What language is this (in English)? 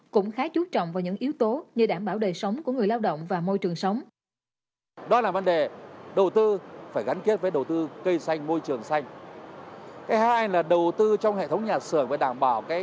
Vietnamese